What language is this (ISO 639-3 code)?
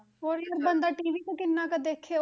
pan